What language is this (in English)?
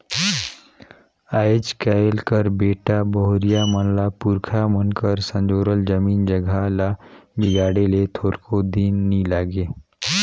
Chhattisgarhi